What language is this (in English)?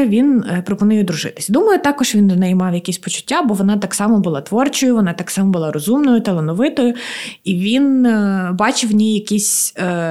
Ukrainian